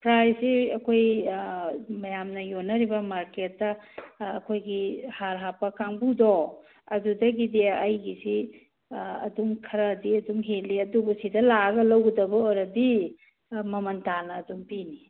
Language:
Manipuri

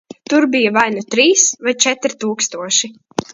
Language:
Latvian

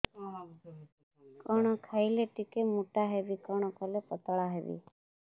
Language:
Odia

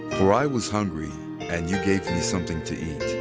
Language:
English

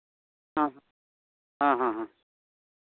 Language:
Santali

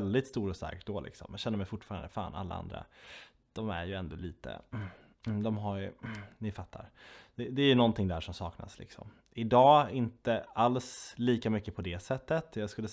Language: Swedish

